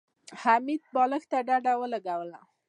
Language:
Pashto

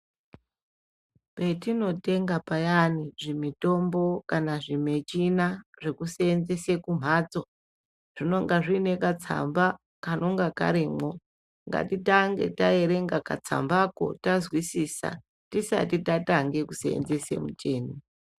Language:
Ndau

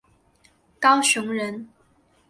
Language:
Chinese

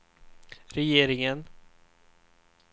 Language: Swedish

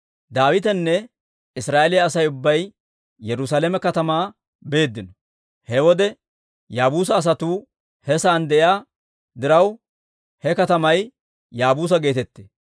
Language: Dawro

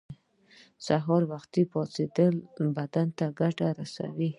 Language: Pashto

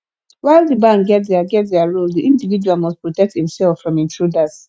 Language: Nigerian Pidgin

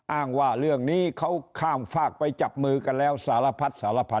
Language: Thai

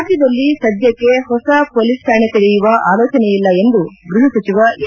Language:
Kannada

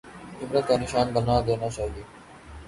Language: Urdu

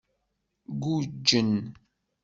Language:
Kabyle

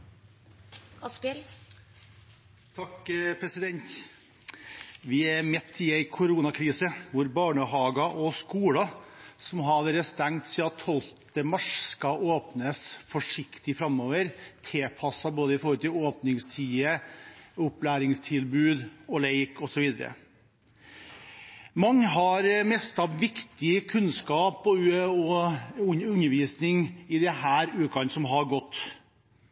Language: Norwegian Bokmål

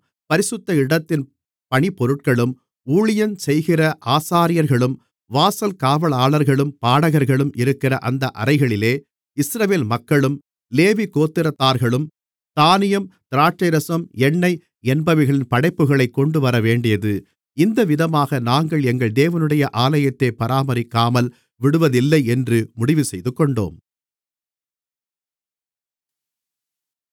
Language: Tamil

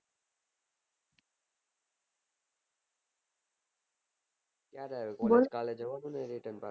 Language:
Gujarati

